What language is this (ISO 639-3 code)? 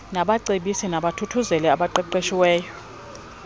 xho